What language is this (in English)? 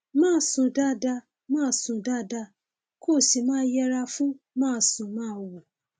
Yoruba